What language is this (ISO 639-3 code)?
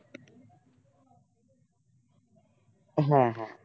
ben